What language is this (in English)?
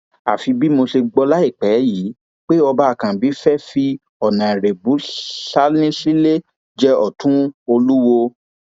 Yoruba